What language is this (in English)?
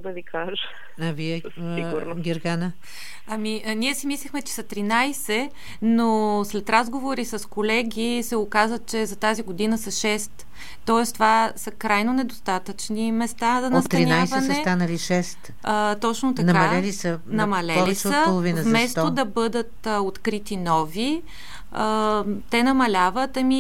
Bulgarian